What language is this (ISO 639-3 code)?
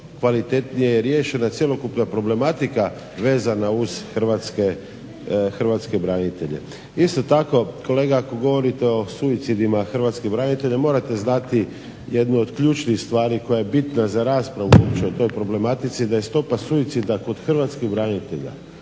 hrv